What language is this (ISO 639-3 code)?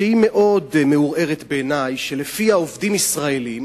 heb